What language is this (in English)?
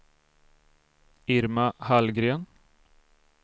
Swedish